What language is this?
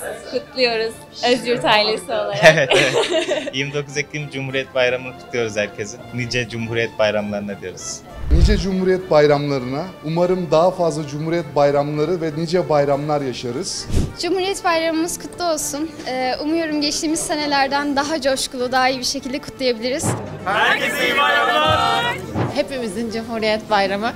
Turkish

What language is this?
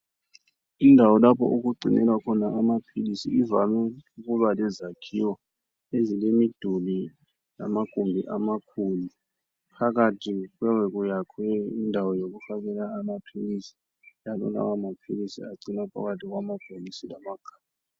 North Ndebele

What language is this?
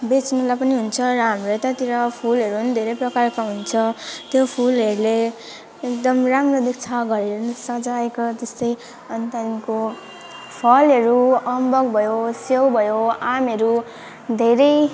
Nepali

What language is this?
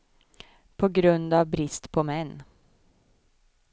Swedish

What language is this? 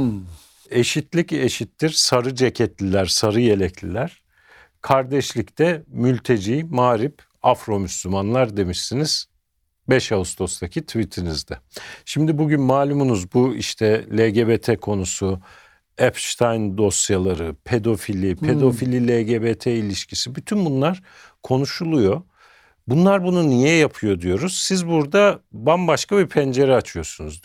Turkish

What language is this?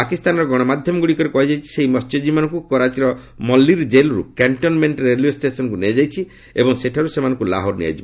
Odia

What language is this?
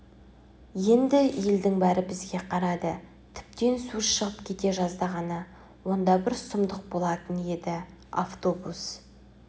Kazakh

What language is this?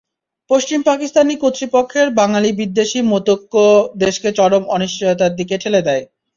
Bangla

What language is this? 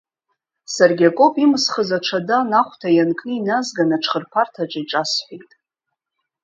Abkhazian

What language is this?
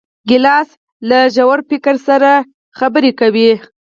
Pashto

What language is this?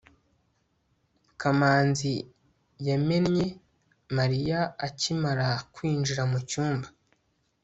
Kinyarwanda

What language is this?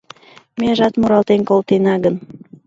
Mari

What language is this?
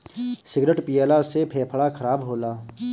Bhojpuri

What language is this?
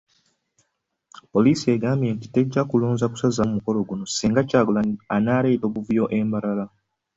Ganda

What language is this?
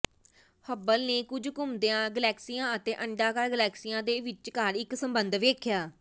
Punjabi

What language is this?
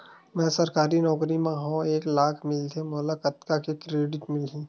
Chhattisgarhi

